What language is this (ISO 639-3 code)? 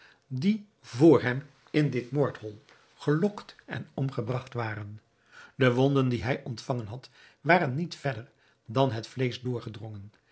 nld